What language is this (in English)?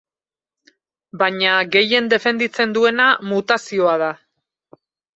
Basque